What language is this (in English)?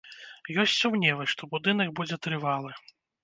Belarusian